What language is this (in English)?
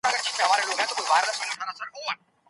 Pashto